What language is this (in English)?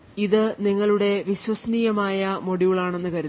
Malayalam